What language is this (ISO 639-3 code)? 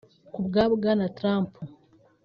kin